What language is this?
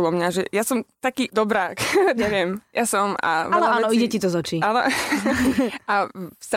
Slovak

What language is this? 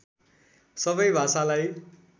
Nepali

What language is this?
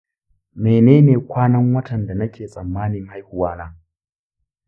Hausa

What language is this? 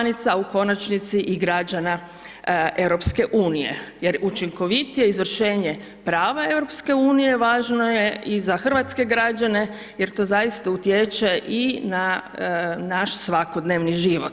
Croatian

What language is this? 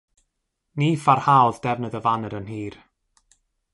Welsh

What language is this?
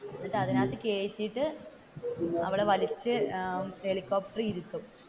Malayalam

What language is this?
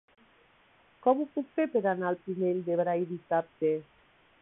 Catalan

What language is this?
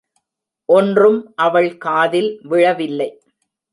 Tamil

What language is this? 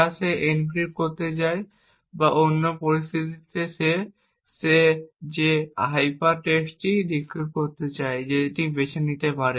Bangla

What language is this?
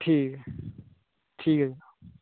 Dogri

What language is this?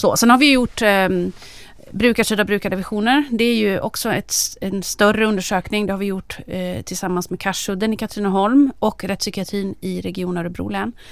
Swedish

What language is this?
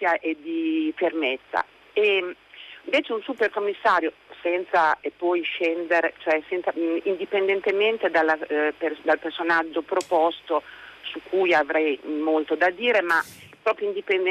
Italian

